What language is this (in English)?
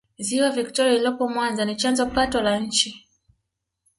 Swahili